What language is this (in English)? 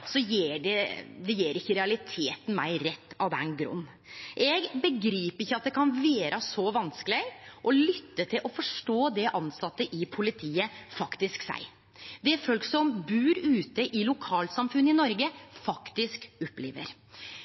Norwegian Nynorsk